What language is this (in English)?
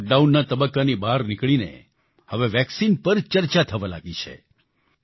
Gujarati